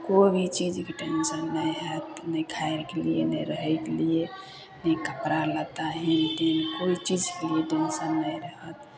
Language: Maithili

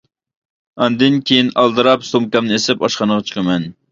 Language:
Uyghur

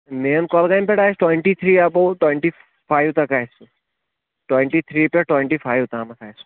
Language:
Kashmiri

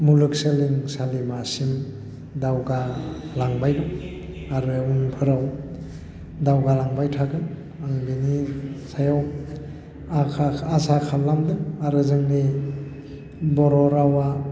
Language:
Bodo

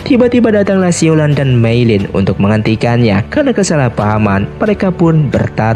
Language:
Indonesian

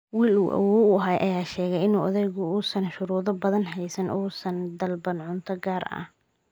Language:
Somali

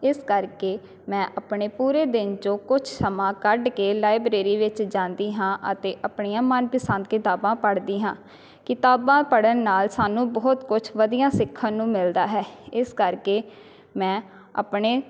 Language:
Punjabi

